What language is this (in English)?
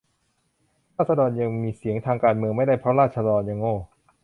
Thai